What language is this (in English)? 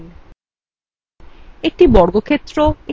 Bangla